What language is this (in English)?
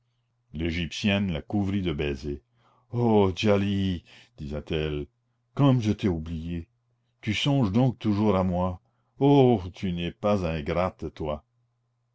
French